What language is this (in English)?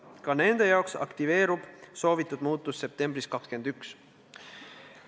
Estonian